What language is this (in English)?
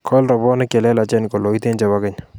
Kalenjin